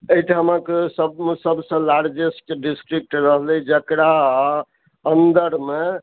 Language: Maithili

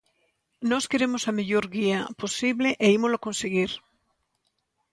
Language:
Galician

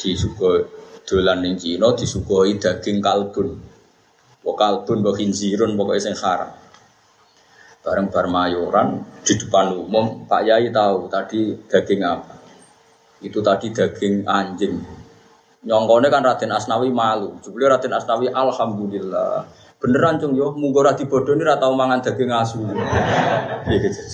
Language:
Malay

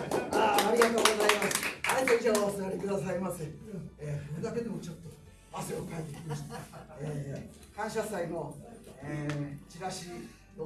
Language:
Japanese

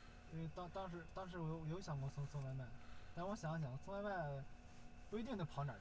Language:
Chinese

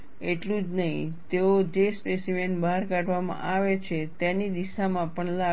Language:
Gujarati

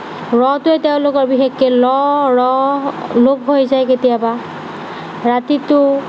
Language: Assamese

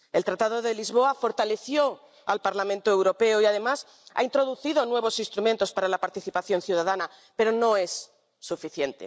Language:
Spanish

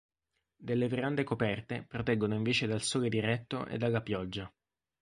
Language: Italian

